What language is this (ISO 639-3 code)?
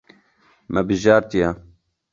kur